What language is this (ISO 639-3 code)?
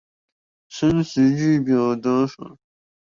zho